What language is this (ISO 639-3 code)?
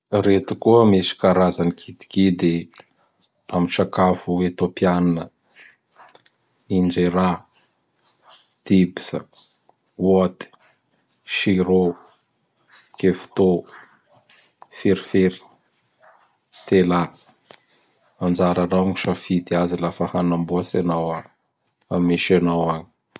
bhr